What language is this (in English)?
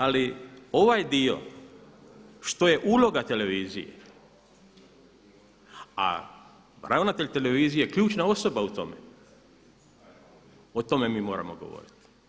Croatian